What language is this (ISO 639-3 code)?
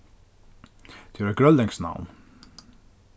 fao